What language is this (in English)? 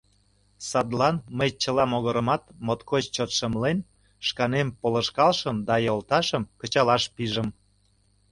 Mari